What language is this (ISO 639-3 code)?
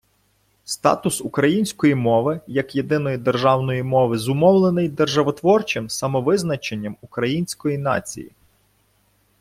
ukr